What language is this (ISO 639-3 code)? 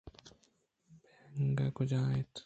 bgp